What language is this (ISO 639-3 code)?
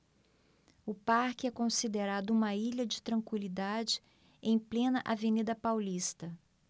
por